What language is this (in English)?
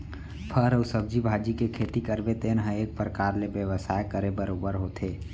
Chhattisgarhi